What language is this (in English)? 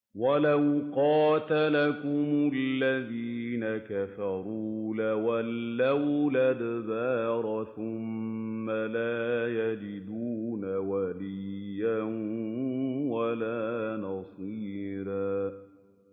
Arabic